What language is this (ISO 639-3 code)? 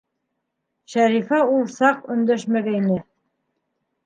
bak